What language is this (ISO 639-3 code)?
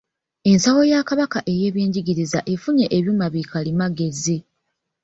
lug